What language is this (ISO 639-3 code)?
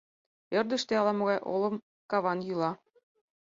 chm